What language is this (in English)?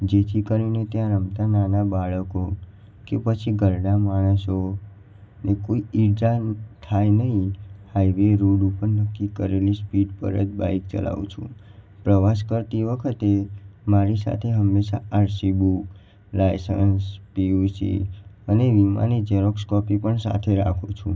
Gujarati